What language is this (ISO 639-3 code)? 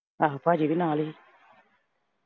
pan